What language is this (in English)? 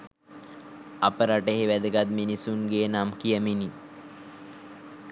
Sinhala